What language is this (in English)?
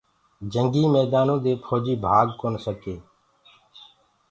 Gurgula